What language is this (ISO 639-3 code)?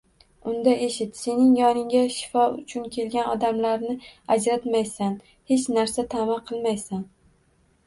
uzb